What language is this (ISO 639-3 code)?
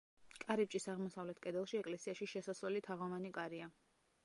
kat